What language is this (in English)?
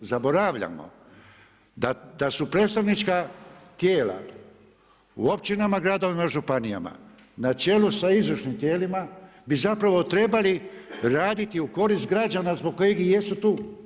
Croatian